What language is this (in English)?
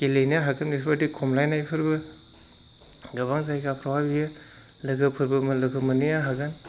Bodo